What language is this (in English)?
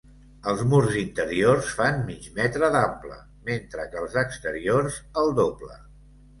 Catalan